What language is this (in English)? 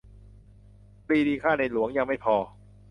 Thai